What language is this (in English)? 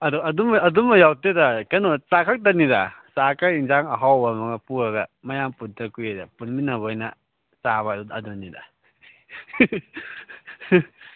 Manipuri